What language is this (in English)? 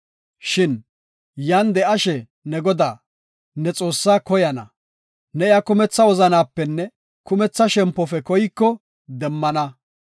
Gofa